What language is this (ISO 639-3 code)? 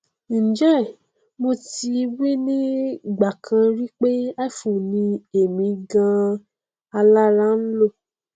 yor